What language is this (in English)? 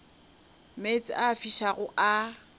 Northern Sotho